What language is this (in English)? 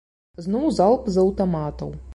Belarusian